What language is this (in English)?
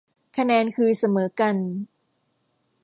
Thai